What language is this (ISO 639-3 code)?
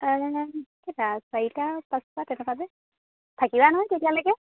asm